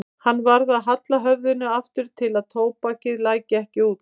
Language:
Icelandic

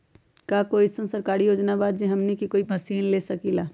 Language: Magahi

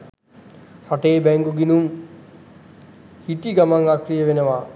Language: Sinhala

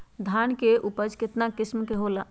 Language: Magahi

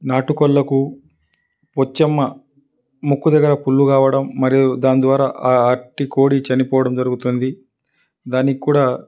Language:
Telugu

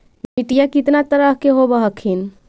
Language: Magahi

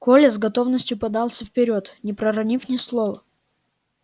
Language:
Russian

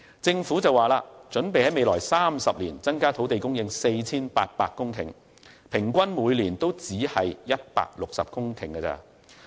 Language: Cantonese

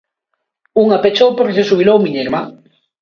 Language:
Galician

